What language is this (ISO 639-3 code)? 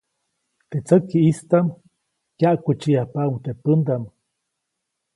zoc